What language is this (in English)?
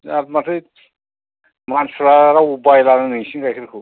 Bodo